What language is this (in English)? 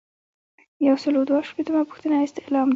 Pashto